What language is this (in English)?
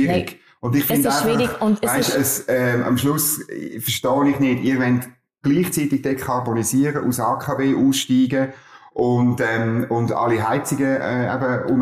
German